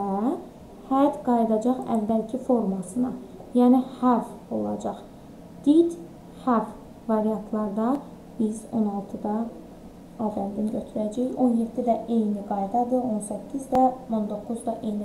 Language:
Turkish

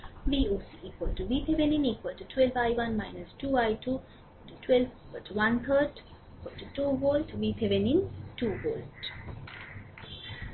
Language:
Bangla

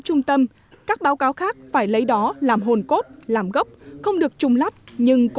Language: Vietnamese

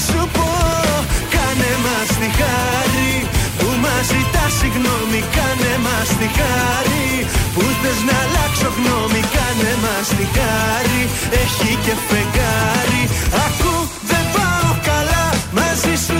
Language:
Greek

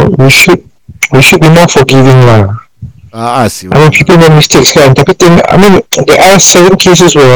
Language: Malay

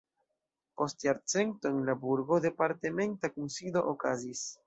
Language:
Esperanto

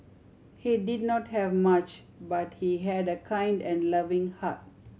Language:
English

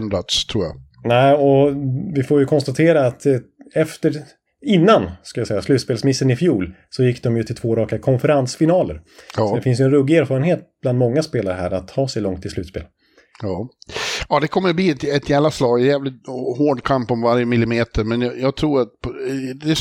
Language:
Swedish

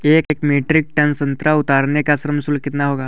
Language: Hindi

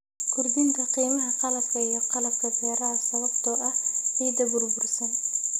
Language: Somali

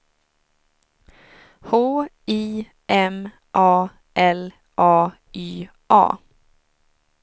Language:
Swedish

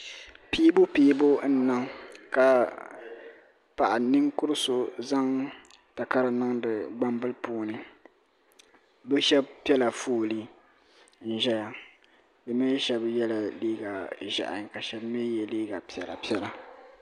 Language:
Dagbani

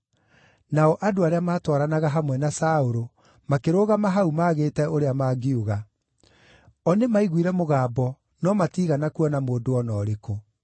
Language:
Kikuyu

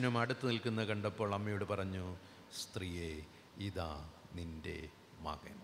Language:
Malayalam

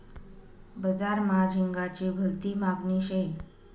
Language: Marathi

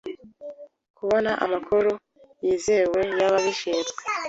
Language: Kinyarwanda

